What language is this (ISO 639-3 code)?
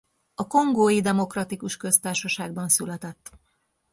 hun